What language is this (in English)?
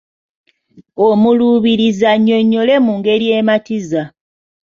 Ganda